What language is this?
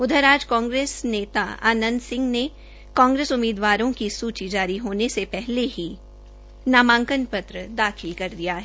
Hindi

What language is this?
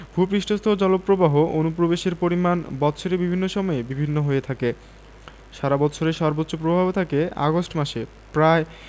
Bangla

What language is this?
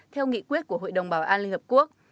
Vietnamese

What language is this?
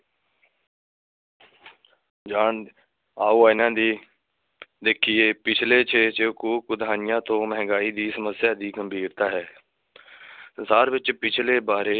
Punjabi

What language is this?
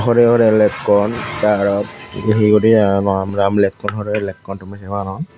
Chakma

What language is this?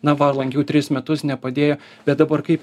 Lithuanian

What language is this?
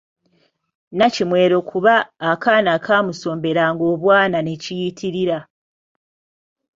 Ganda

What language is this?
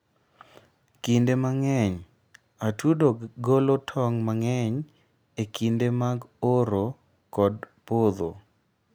Luo (Kenya and Tanzania)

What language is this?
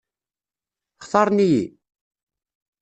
Kabyle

